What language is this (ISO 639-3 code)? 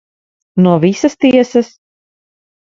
lav